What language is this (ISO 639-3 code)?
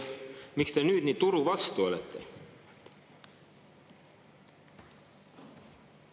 est